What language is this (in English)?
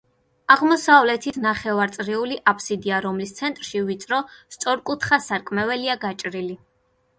Georgian